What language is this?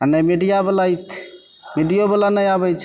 Maithili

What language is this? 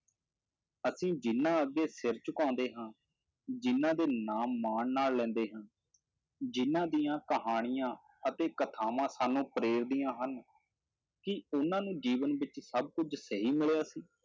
Punjabi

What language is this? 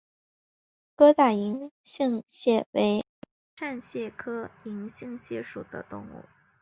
Chinese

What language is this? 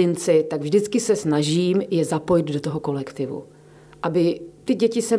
Czech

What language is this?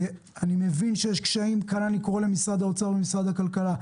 Hebrew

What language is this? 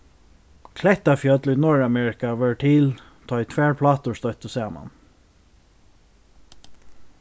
Faroese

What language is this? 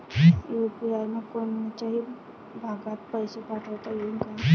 Marathi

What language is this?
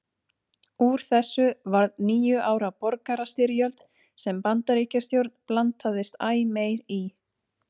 Icelandic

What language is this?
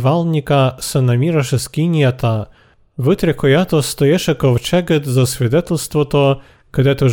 Bulgarian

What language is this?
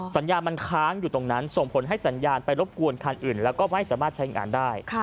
Thai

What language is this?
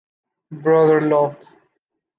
English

